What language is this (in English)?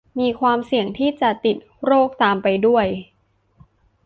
Thai